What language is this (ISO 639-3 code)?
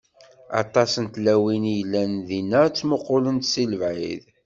kab